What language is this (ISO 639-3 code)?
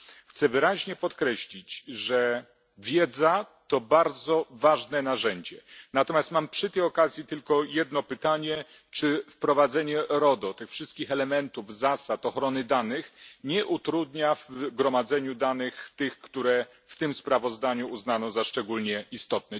pol